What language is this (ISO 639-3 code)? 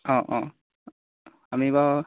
asm